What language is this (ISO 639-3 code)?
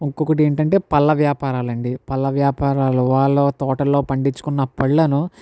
tel